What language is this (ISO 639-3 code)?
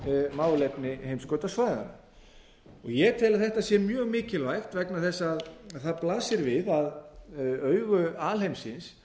isl